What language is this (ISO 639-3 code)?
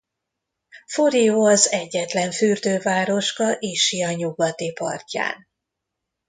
hun